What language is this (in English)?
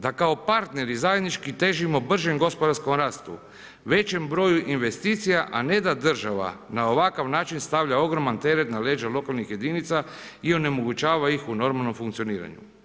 Croatian